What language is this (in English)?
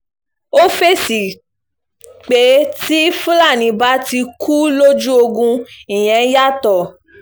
Yoruba